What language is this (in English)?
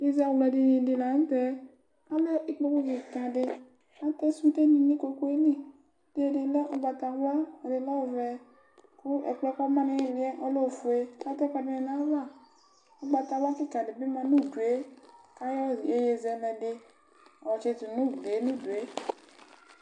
Ikposo